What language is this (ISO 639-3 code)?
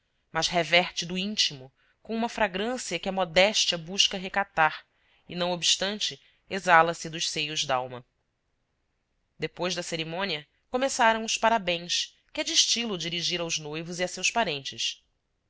por